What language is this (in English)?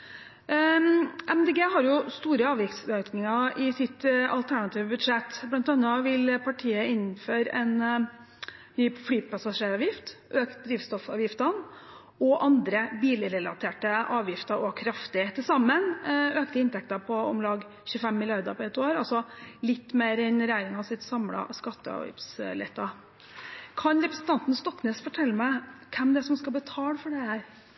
Norwegian Bokmål